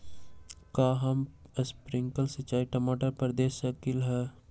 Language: Magahi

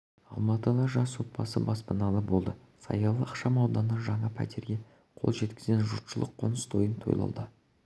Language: Kazakh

